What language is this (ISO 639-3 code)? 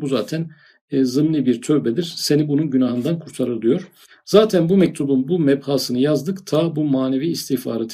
tur